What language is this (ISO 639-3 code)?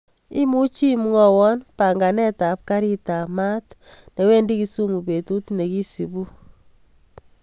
kln